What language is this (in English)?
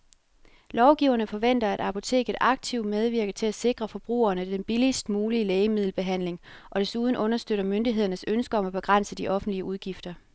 Danish